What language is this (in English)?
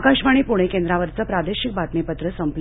Marathi